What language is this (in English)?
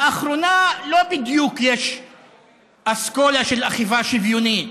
Hebrew